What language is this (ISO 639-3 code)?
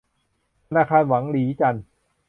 tha